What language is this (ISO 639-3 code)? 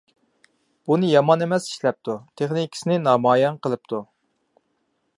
uig